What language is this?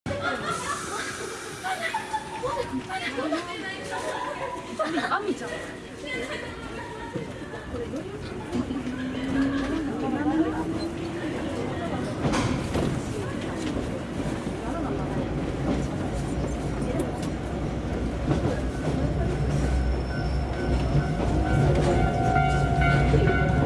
Japanese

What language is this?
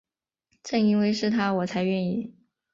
Chinese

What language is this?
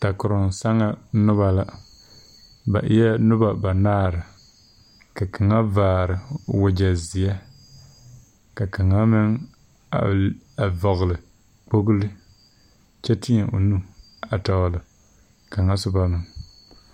Southern Dagaare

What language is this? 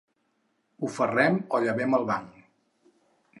Catalan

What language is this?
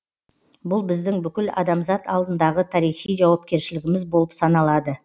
Kazakh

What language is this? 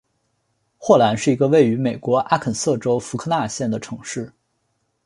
Chinese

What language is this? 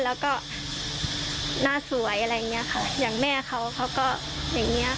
Thai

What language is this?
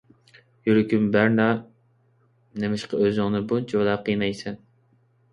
Uyghur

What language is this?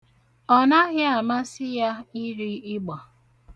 Igbo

